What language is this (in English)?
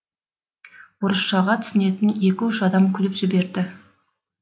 Kazakh